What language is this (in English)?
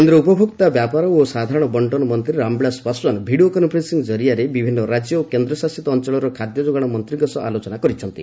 Odia